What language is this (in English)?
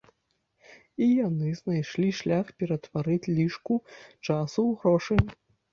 Belarusian